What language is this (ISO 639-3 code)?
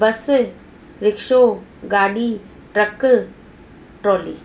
snd